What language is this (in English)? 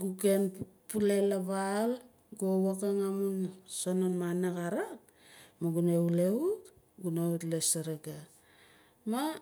Nalik